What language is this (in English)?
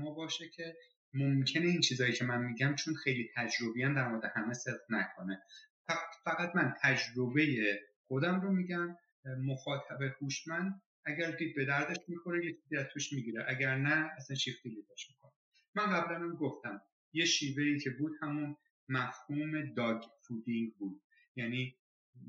Persian